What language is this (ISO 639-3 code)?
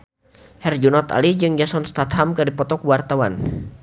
sun